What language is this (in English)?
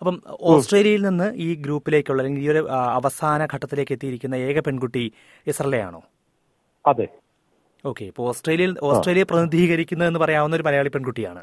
Malayalam